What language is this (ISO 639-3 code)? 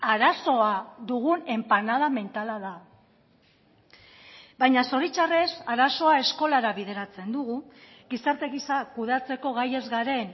eus